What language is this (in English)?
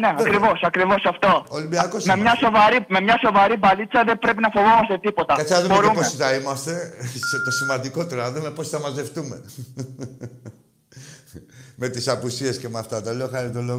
Greek